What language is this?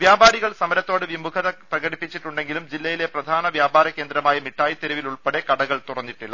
Malayalam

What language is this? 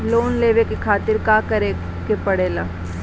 Bhojpuri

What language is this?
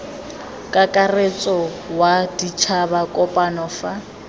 Tswana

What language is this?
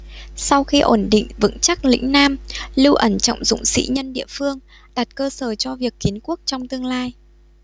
Vietnamese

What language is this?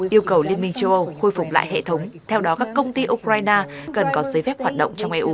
Vietnamese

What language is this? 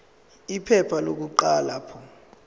Zulu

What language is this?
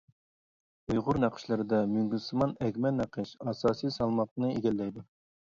Uyghur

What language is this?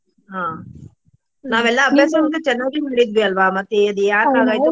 Kannada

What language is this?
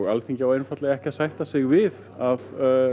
Icelandic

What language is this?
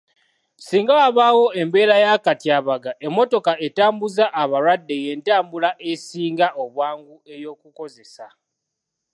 Ganda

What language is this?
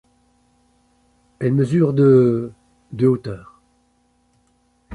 French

